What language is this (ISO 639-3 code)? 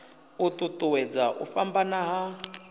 ven